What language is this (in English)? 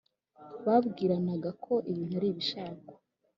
Kinyarwanda